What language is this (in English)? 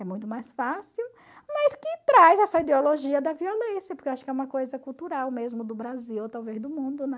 Portuguese